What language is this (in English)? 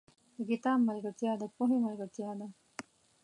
Pashto